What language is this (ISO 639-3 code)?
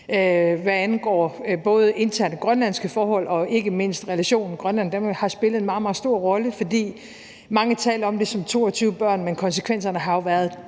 dan